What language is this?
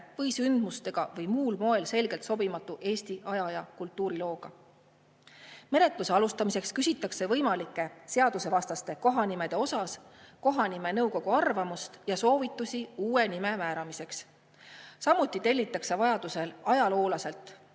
Estonian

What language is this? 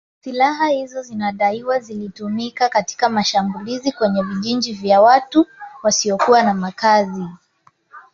Swahili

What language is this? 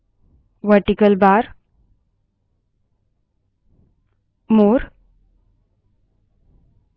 Hindi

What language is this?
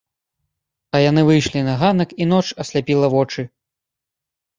Belarusian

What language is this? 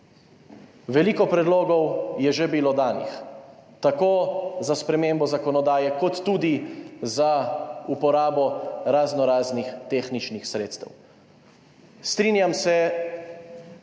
Slovenian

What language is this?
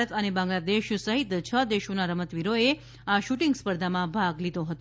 Gujarati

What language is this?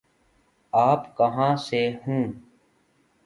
Urdu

